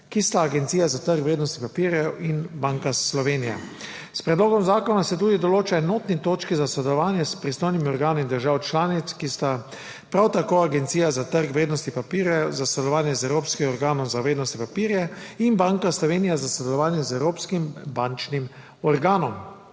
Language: Slovenian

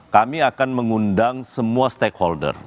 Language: Indonesian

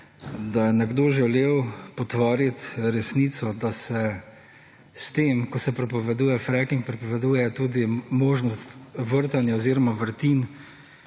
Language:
Slovenian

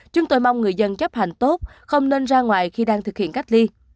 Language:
Vietnamese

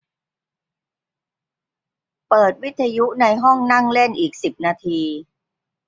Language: Thai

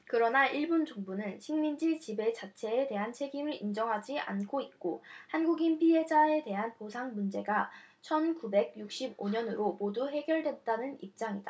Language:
Korean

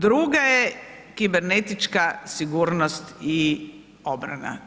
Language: Croatian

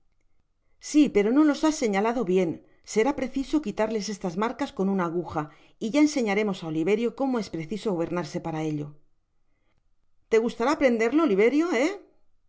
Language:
Spanish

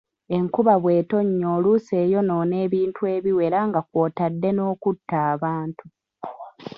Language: Ganda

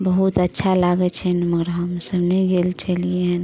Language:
Maithili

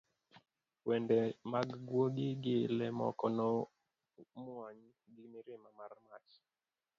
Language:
Luo (Kenya and Tanzania)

